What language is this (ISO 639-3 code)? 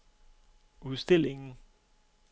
dan